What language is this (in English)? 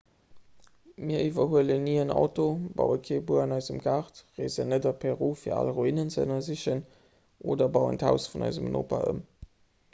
Luxembourgish